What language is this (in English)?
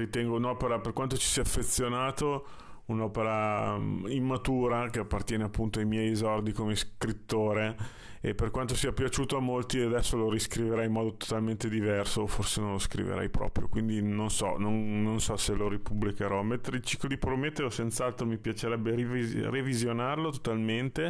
Italian